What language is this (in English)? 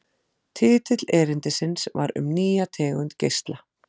Icelandic